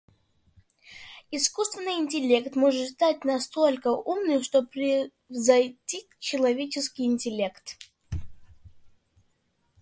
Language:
Russian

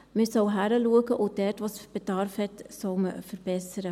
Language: Swiss German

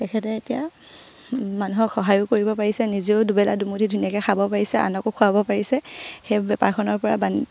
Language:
Assamese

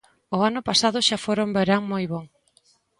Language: Galician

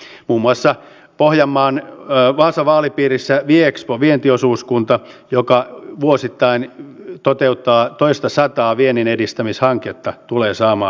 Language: Finnish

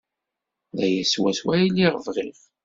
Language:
Kabyle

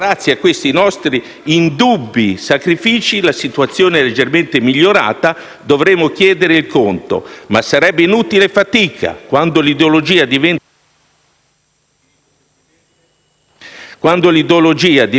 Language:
Italian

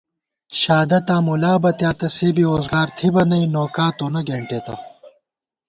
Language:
Gawar-Bati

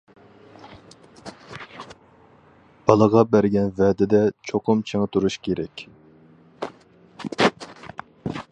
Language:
Uyghur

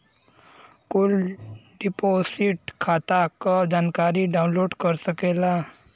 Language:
Bhojpuri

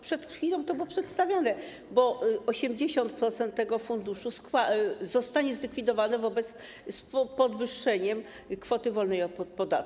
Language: Polish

